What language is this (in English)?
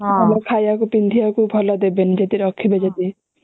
Odia